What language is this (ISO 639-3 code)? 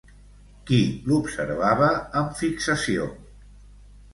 cat